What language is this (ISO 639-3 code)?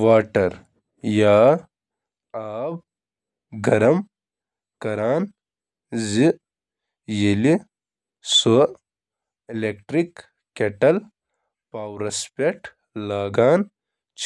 kas